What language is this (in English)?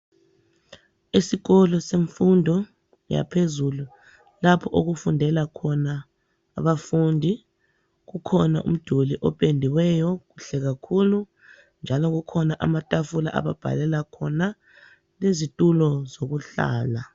North Ndebele